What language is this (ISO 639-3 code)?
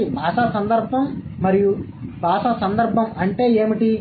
tel